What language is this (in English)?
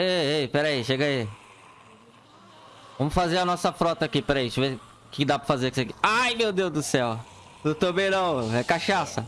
Portuguese